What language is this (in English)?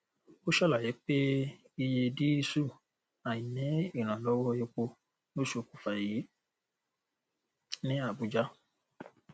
Yoruba